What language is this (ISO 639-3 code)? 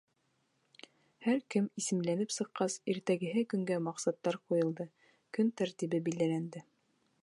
bak